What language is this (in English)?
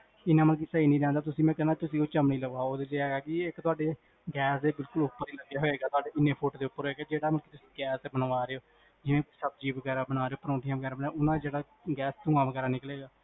Punjabi